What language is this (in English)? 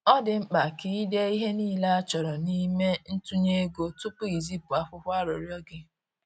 Igbo